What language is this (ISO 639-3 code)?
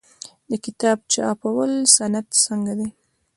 pus